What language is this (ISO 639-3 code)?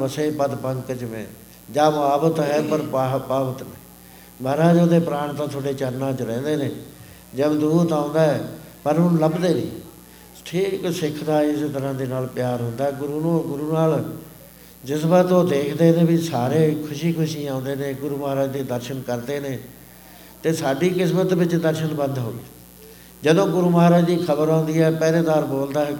pan